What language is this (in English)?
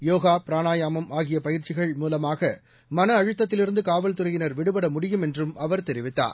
Tamil